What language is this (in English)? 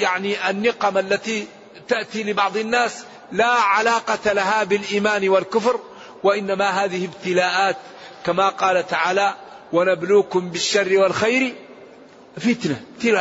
Arabic